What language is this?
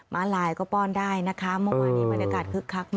Thai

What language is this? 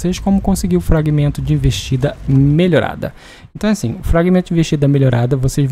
Portuguese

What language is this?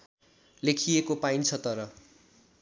Nepali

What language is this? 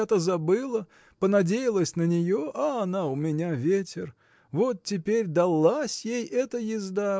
Russian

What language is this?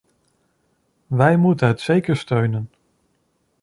Dutch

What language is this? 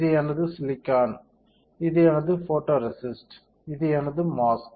Tamil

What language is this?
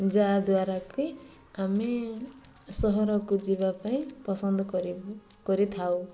Odia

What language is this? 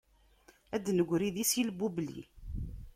Kabyle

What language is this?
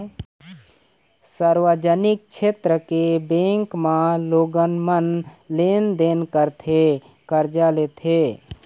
Chhattisgarhi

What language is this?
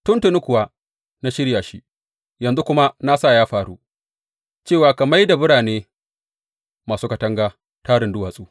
Hausa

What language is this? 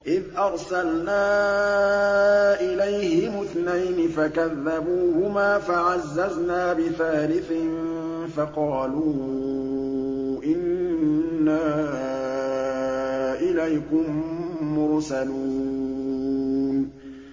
Arabic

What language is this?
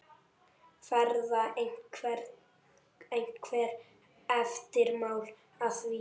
Icelandic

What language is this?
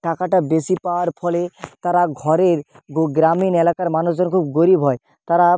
Bangla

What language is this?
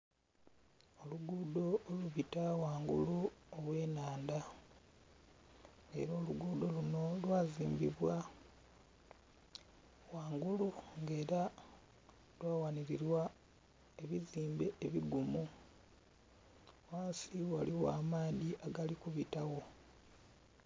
Soga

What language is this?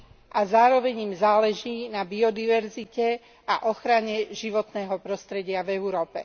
Slovak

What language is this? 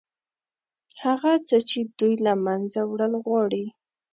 Pashto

